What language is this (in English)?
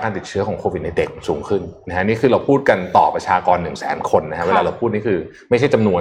Thai